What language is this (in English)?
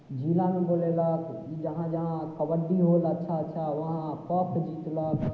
Maithili